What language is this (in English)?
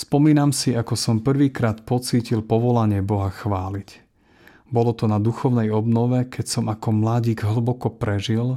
Slovak